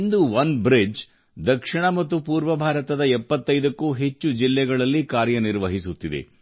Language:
Kannada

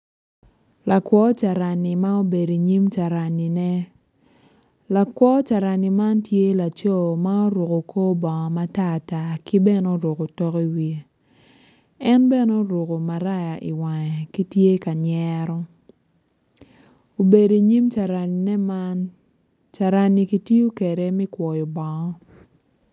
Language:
Acoli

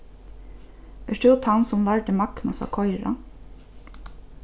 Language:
Faroese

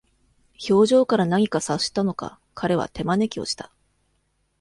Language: Japanese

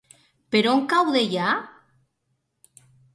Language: Catalan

